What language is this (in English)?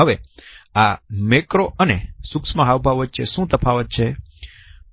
Gujarati